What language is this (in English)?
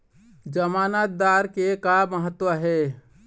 Chhattisgarhi